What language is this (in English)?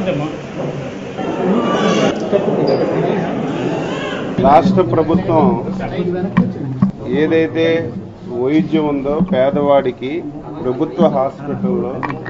Italian